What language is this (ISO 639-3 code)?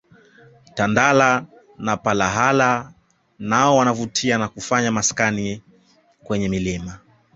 swa